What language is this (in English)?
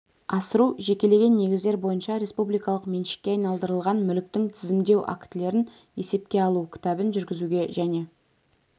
Kazakh